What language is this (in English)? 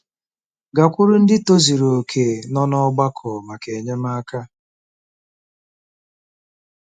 Igbo